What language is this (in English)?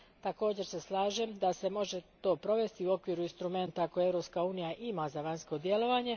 Croatian